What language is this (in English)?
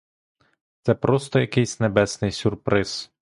Ukrainian